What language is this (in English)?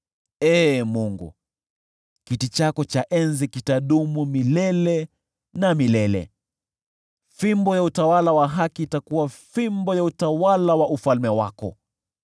Swahili